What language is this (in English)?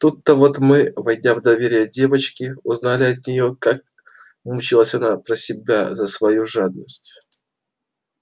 Russian